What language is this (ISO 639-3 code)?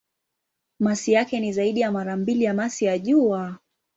swa